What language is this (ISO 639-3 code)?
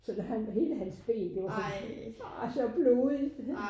dan